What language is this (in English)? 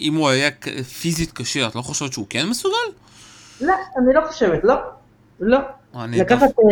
Hebrew